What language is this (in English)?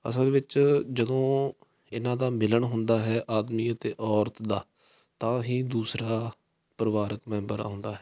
Punjabi